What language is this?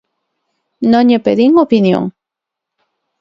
Galician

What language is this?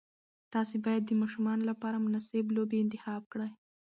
Pashto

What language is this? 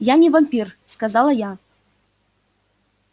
Russian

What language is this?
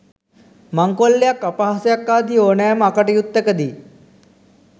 Sinhala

